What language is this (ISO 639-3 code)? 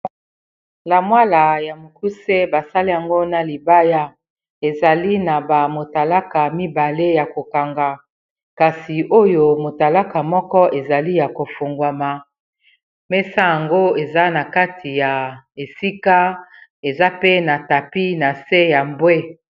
lin